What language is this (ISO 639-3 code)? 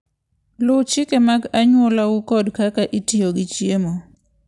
luo